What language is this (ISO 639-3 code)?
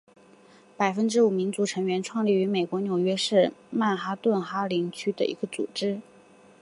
zho